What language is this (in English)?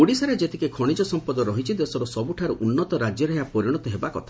Odia